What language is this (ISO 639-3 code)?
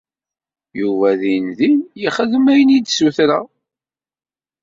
kab